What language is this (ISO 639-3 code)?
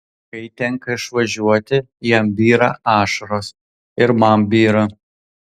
lit